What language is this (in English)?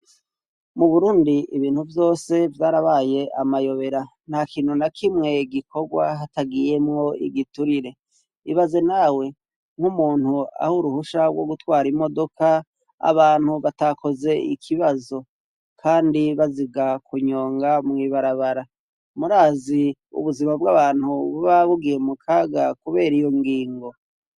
Rundi